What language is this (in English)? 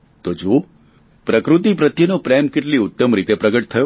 Gujarati